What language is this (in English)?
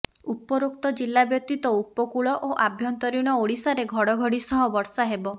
Odia